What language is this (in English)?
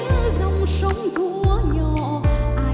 Vietnamese